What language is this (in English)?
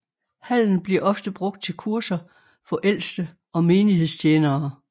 Danish